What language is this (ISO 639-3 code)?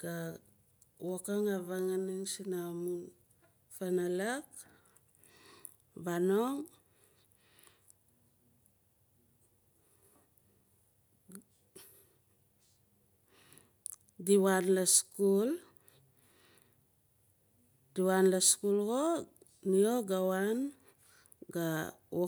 nal